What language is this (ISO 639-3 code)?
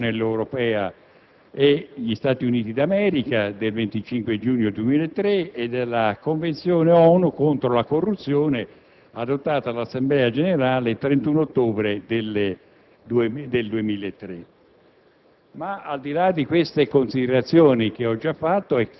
ita